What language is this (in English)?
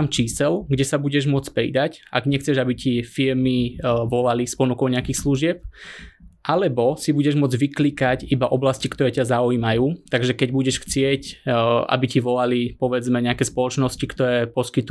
Slovak